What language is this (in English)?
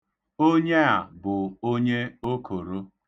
Igbo